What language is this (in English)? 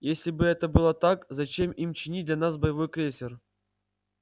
Russian